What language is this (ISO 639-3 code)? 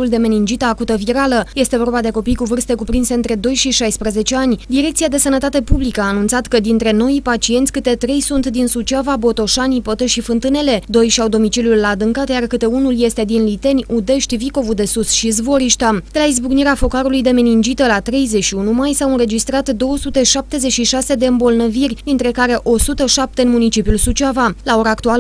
ron